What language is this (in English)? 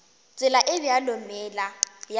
Northern Sotho